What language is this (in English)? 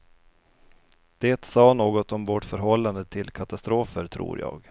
Swedish